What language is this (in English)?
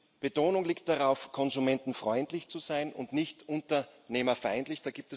German